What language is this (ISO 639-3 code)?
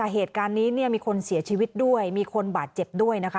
tha